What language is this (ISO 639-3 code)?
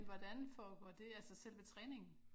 dan